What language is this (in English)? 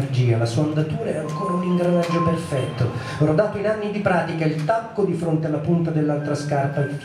Italian